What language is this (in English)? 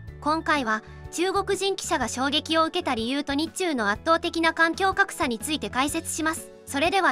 Japanese